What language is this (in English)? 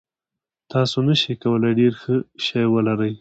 Pashto